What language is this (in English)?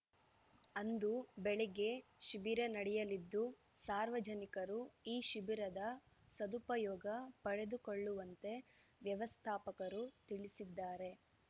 Kannada